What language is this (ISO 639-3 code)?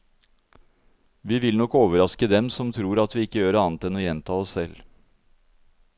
nor